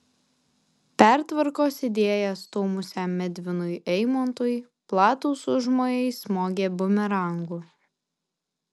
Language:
Lithuanian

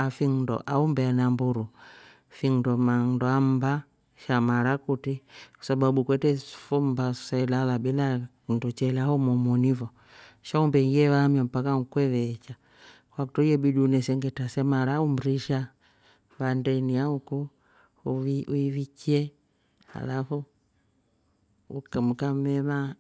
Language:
Rombo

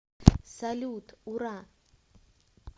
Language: Russian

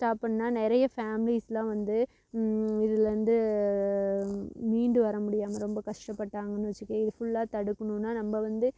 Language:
Tamil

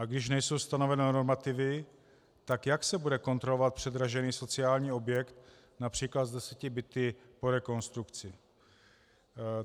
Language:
Czech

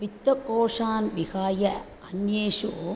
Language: Sanskrit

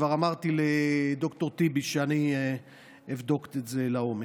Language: Hebrew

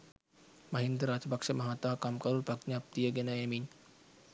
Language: Sinhala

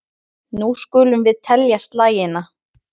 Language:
Icelandic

